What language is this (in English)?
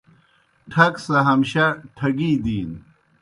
Kohistani Shina